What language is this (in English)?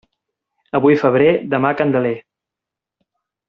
Catalan